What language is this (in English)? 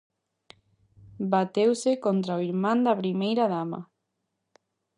Galician